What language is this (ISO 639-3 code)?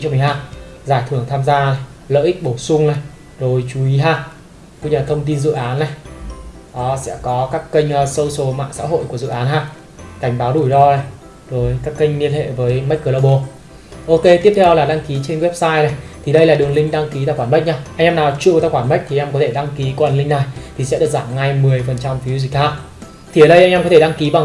vie